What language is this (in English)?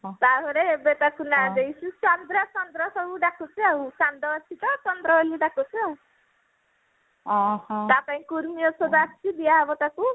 Odia